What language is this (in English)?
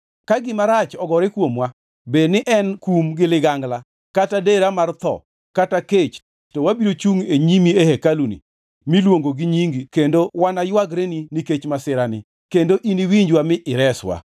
Luo (Kenya and Tanzania)